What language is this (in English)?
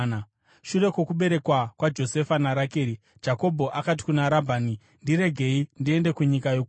Shona